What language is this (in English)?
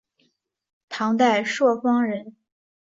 Chinese